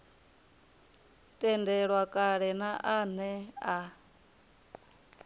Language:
Venda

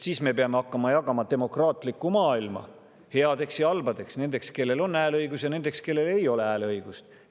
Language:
Estonian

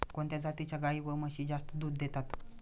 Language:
Marathi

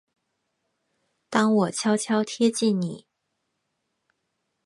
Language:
Chinese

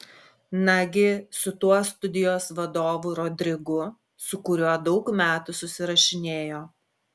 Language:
Lithuanian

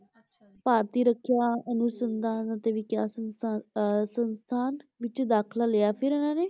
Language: Punjabi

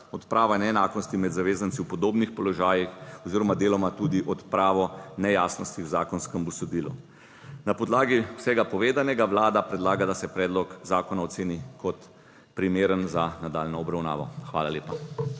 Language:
Slovenian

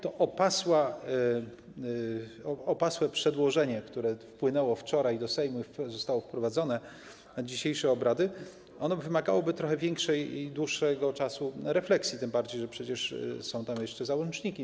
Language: Polish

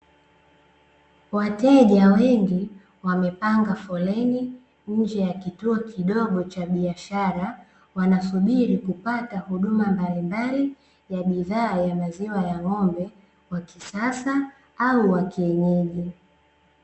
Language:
Swahili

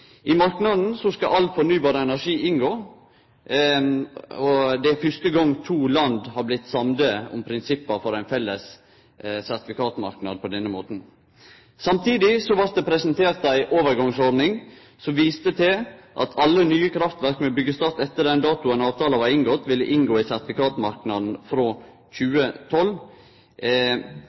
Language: Norwegian Nynorsk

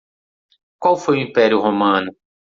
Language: Portuguese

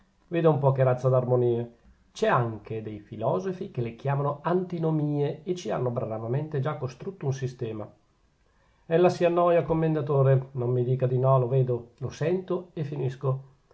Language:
Italian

